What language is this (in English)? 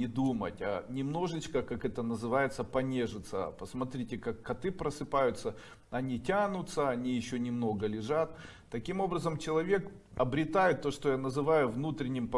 Russian